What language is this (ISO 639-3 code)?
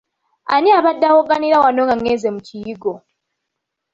lug